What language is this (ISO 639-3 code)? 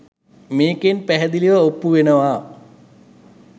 sin